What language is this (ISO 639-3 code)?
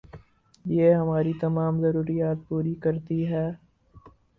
urd